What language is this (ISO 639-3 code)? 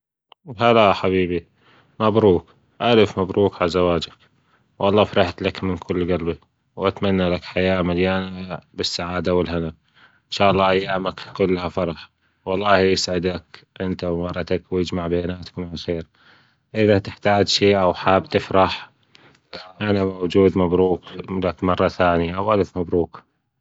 afb